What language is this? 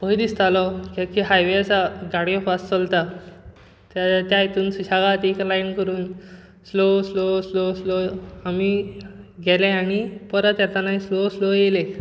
Konkani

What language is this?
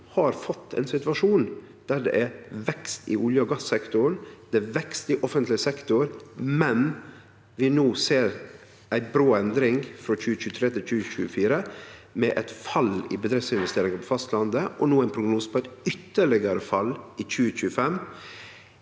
Norwegian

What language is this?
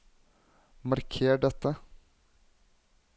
Norwegian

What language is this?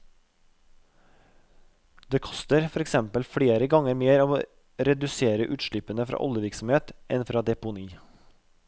Norwegian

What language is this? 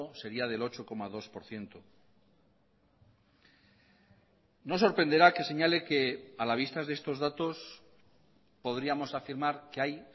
Spanish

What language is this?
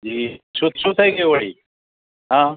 Gujarati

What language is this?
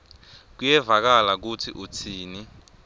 Swati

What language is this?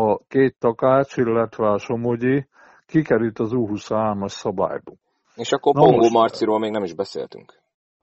Hungarian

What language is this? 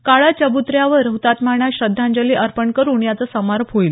Marathi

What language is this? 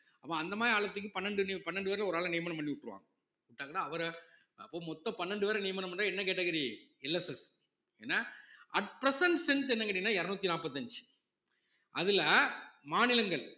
Tamil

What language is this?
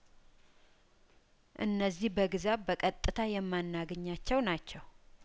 Amharic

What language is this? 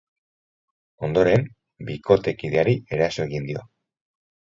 Basque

